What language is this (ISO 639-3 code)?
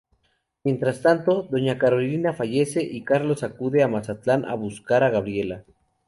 spa